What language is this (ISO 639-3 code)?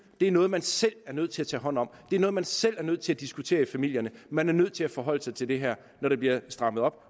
dan